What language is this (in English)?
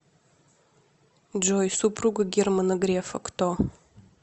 Russian